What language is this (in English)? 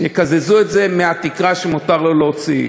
Hebrew